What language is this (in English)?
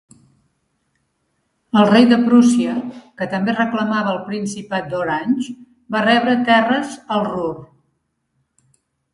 Catalan